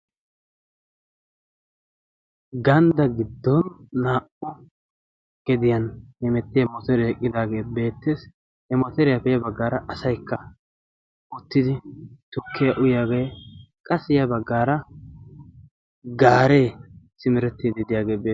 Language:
Wolaytta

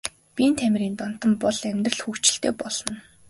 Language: Mongolian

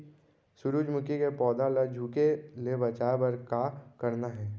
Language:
Chhattisgarhi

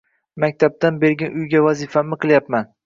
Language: Uzbek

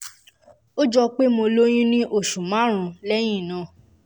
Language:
Yoruba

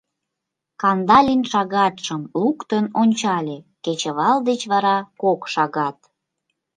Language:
Mari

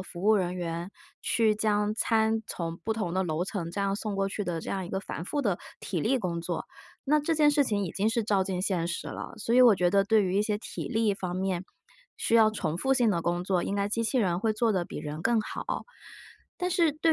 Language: Chinese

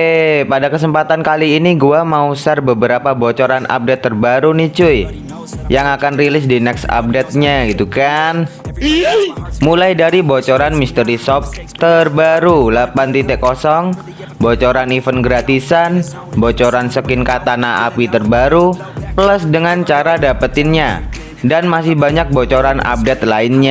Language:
Indonesian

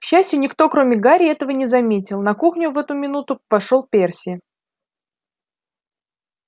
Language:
Russian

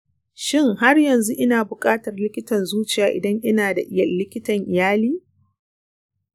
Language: Hausa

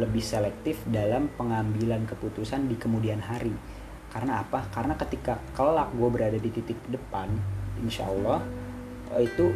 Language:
Indonesian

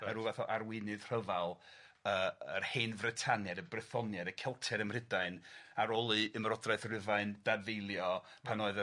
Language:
Welsh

